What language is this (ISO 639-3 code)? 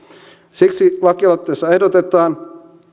fin